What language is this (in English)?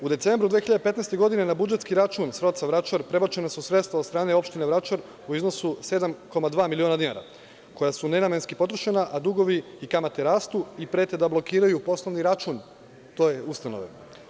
Serbian